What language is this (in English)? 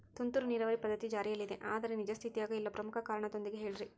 Kannada